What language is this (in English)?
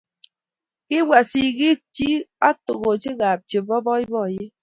Kalenjin